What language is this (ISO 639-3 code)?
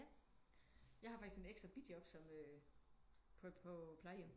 dan